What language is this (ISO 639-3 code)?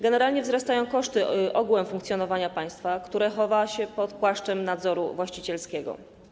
pol